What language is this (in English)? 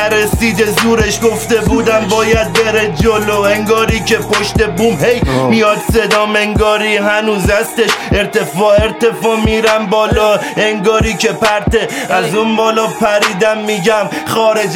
Persian